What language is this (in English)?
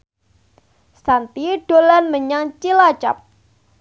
Javanese